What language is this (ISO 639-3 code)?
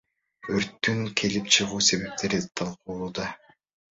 kir